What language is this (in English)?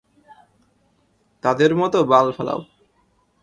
Bangla